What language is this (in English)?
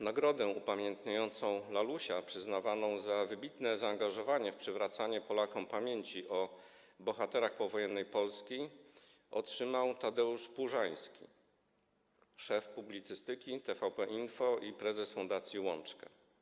Polish